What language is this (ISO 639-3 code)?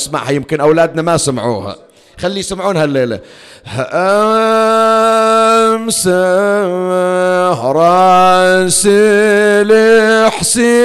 ara